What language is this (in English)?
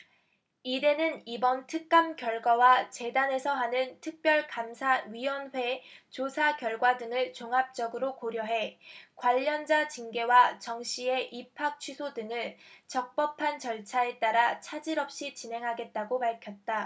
Korean